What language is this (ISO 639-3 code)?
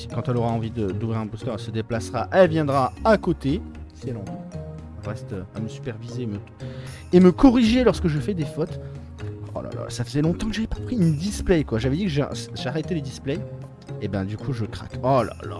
fra